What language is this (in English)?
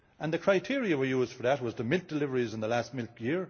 English